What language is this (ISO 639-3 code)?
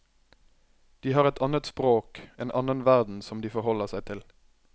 nor